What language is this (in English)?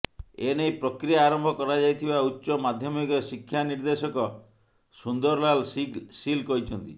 Odia